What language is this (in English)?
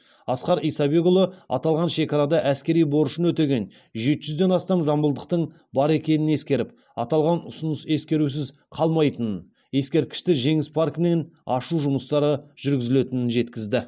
Kazakh